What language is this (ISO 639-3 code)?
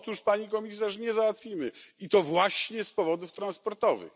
pol